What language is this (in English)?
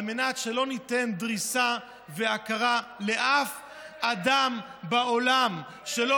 Hebrew